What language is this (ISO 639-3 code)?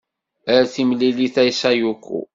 kab